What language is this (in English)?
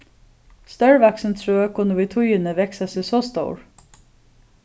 Faroese